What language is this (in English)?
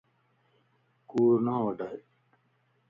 Lasi